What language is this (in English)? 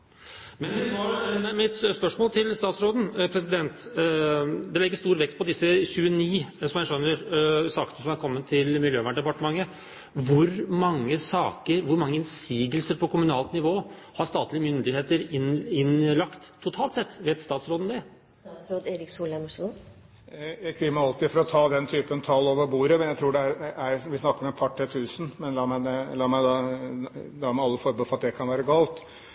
Norwegian Bokmål